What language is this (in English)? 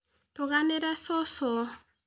Kikuyu